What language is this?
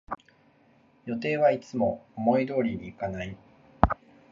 Japanese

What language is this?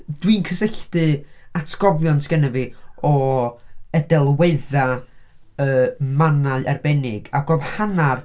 Welsh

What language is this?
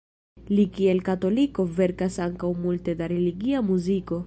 Esperanto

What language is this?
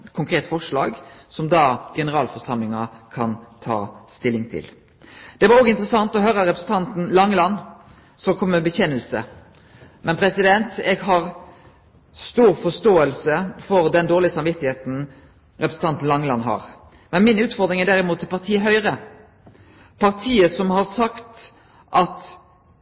Norwegian Nynorsk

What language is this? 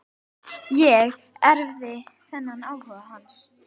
Icelandic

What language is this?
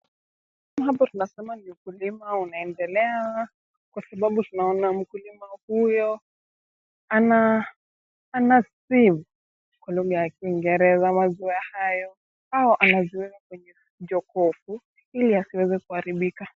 Swahili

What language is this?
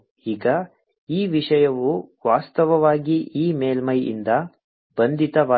Kannada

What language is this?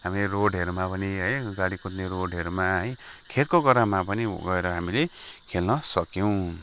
Nepali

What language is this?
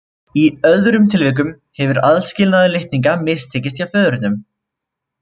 Icelandic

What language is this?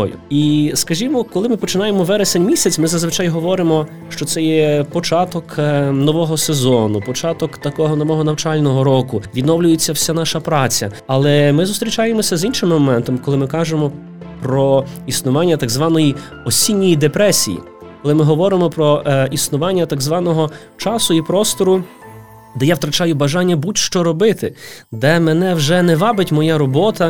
Ukrainian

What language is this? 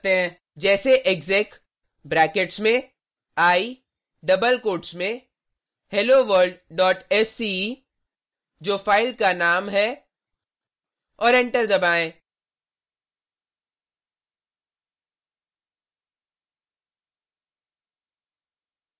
Hindi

